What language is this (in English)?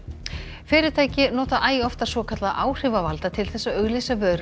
Icelandic